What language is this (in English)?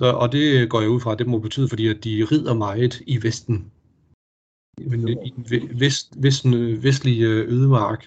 Danish